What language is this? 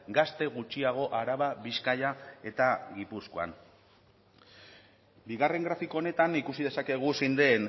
Basque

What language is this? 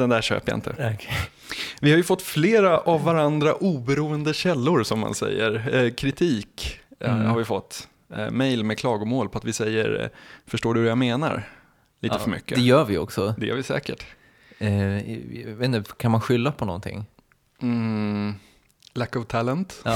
Swedish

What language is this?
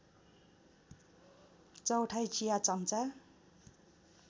Nepali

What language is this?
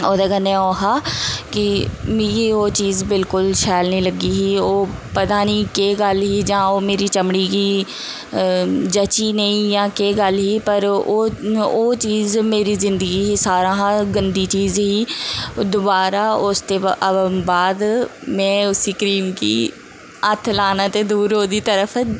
Dogri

